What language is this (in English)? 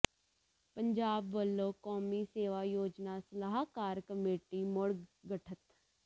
Punjabi